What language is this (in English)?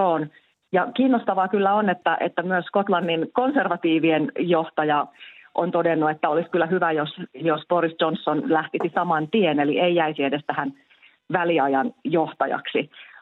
Finnish